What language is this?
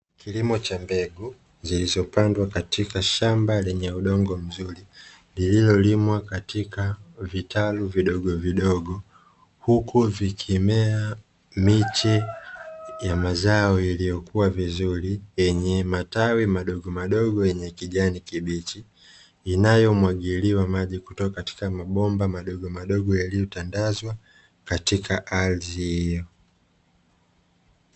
Swahili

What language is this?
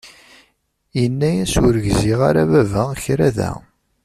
Kabyle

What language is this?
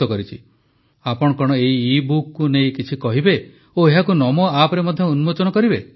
Odia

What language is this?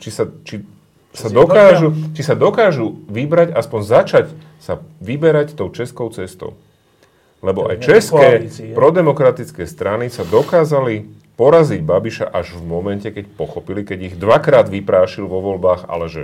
Slovak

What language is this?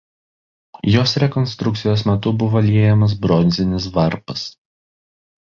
Lithuanian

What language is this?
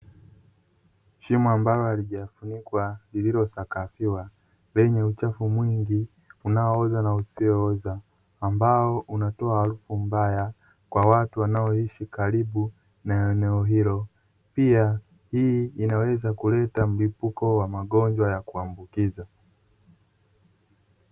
Swahili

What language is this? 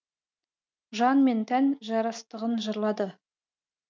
Kazakh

